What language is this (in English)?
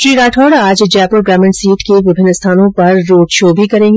Hindi